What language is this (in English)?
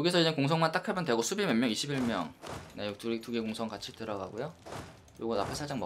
Korean